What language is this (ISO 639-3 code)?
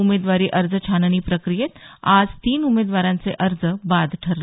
mar